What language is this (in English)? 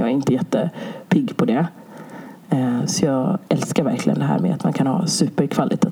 Swedish